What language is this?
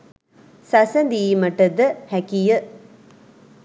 Sinhala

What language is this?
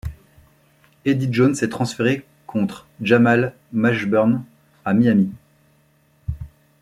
French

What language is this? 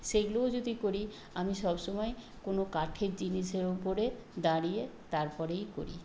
Bangla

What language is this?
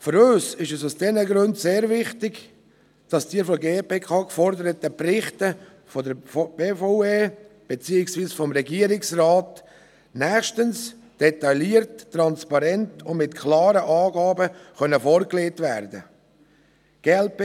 Swiss German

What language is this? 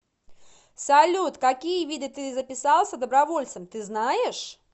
Russian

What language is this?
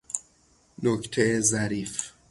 Persian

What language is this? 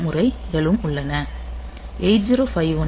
Tamil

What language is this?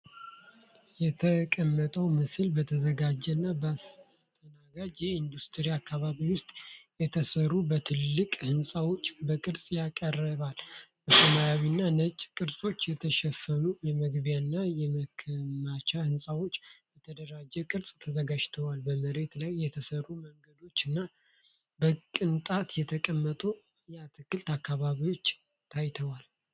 Amharic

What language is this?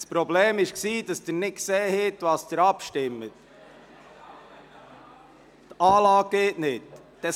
Swiss German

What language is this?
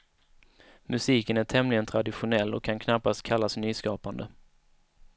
Swedish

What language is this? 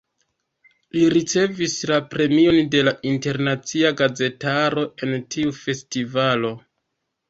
Esperanto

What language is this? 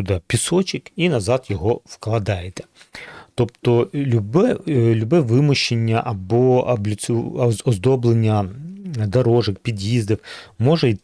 Ukrainian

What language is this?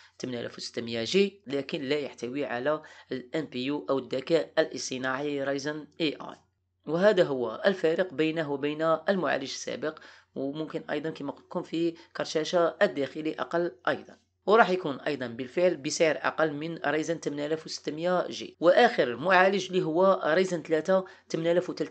Arabic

